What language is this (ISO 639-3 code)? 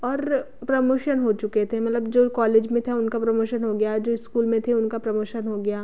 hin